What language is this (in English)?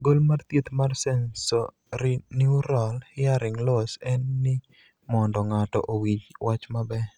Luo (Kenya and Tanzania)